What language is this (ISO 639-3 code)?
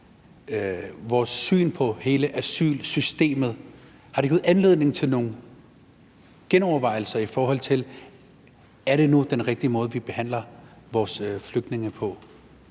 dan